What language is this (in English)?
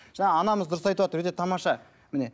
Kazakh